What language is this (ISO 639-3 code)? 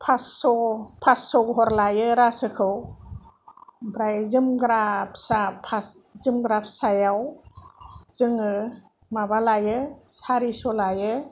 brx